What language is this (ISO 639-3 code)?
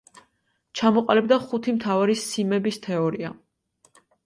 kat